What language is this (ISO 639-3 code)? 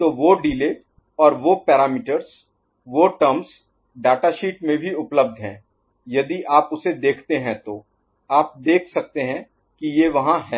hin